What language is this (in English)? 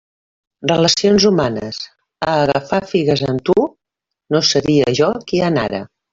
Catalan